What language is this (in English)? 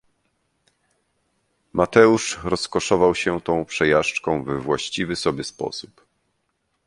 Polish